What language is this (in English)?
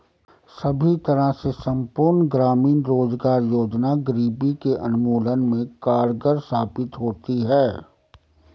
Hindi